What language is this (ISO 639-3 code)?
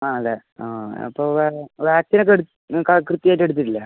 mal